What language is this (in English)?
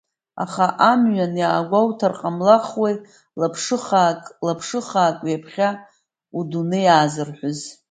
Abkhazian